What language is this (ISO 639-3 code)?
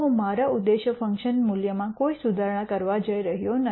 guj